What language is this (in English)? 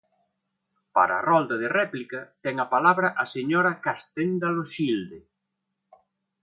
Galician